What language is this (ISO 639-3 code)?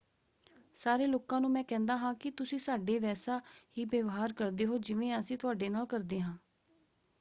pan